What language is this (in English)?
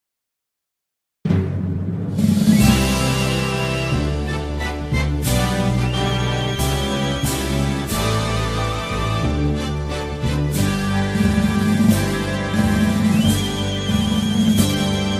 Ukrainian